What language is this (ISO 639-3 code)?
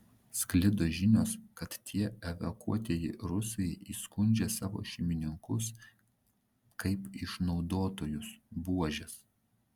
lit